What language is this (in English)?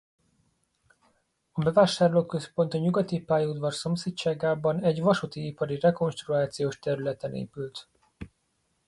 Hungarian